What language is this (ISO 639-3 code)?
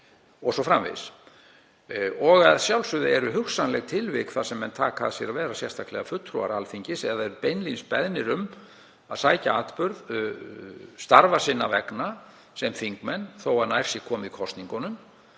isl